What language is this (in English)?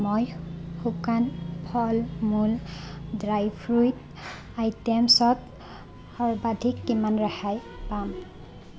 Assamese